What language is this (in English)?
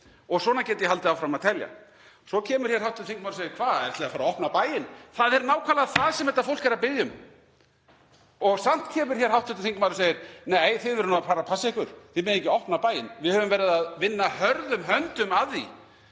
Icelandic